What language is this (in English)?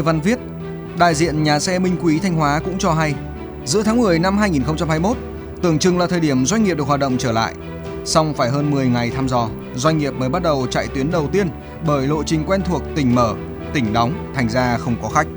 Vietnamese